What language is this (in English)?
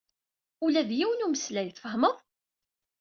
Kabyle